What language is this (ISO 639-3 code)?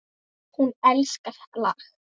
isl